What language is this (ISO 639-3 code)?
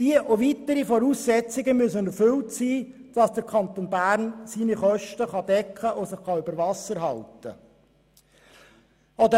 gsw